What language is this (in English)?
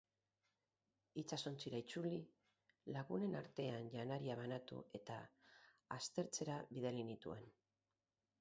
Basque